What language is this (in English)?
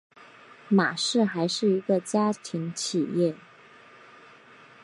Chinese